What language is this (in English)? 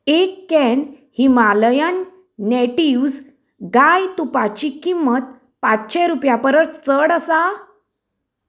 Konkani